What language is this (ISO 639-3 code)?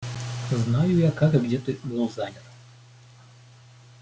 rus